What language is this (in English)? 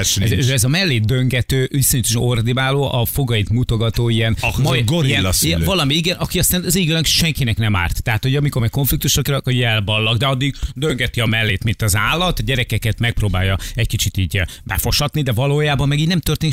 Hungarian